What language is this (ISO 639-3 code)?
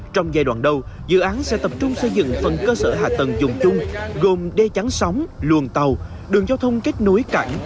vie